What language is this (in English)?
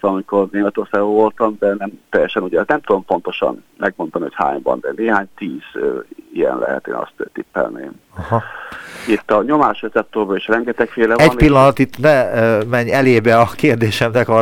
Hungarian